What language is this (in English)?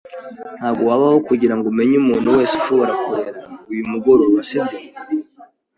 Kinyarwanda